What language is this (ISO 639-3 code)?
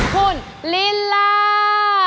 tha